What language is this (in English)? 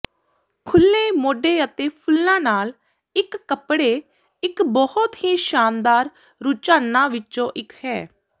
Punjabi